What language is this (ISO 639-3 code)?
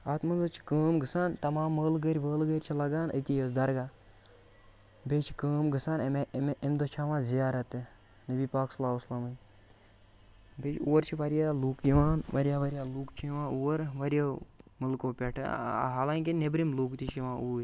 kas